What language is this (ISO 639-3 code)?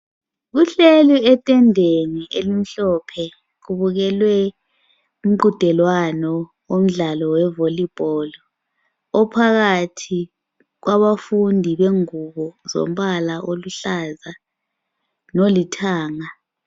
nde